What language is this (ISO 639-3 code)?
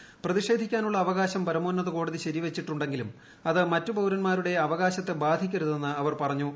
mal